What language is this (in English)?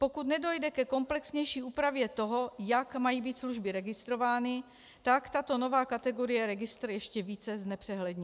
Czech